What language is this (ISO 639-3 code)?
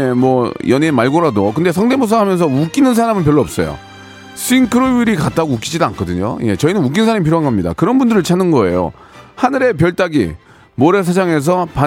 kor